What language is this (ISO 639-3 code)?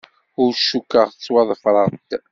kab